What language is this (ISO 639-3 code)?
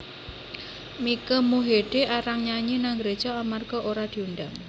jav